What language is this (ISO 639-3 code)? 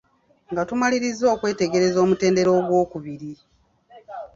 lug